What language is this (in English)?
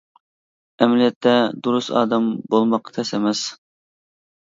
Uyghur